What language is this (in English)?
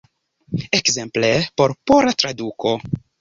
Esperanto